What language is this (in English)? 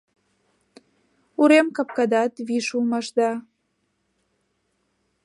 Mari